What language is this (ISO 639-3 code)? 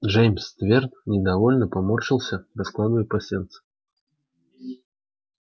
rus